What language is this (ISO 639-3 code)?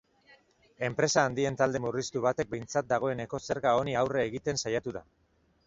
eus